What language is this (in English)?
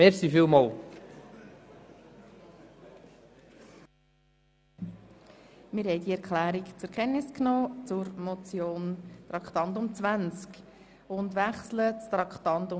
Swiss German